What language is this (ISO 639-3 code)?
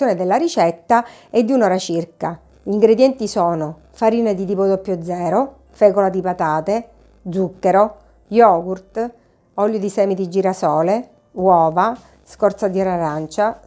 ita